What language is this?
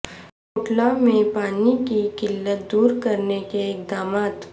Urdu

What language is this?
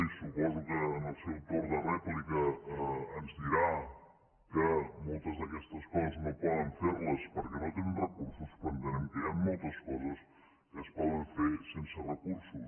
Catalan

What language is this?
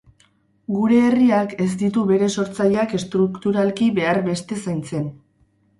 Basque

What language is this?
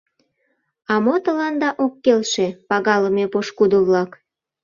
Mari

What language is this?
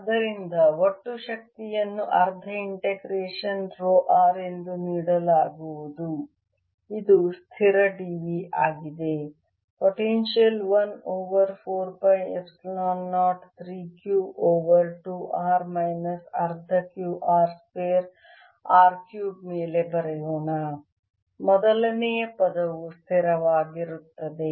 Kannada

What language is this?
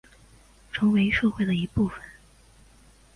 Chinese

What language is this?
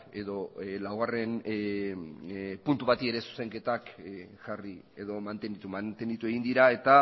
Basque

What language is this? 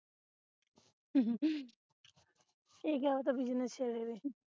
Punjabi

